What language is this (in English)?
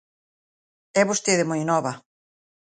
Galician